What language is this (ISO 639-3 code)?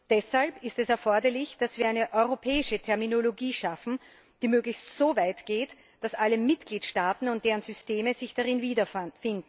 deu